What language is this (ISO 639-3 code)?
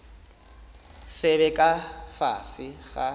nso